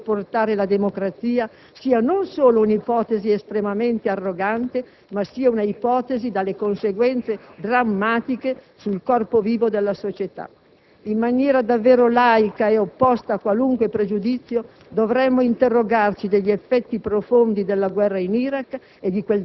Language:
Italian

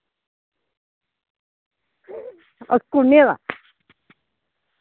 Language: Dogri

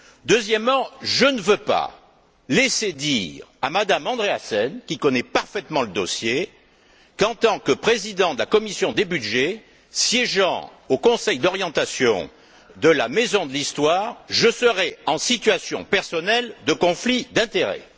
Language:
French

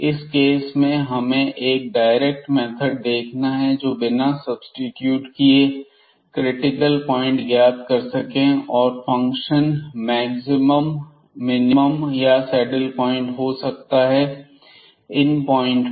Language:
Hindi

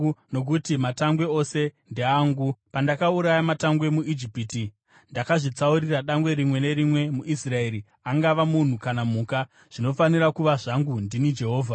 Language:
Shona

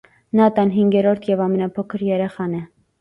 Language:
Armenian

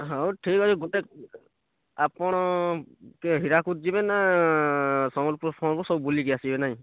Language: Odia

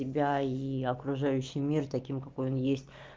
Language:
Russian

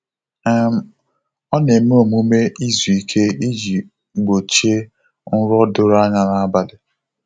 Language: Igbo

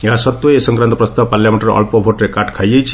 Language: Odia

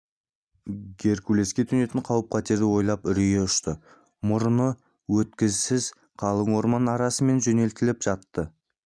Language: Kazakh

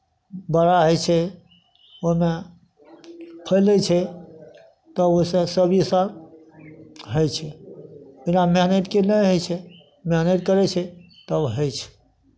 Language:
Maithili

